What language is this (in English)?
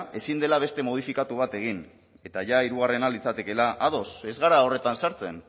Basque